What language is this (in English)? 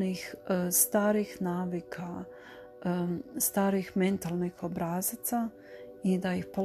Croatian